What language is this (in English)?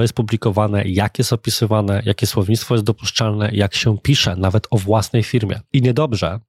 Polish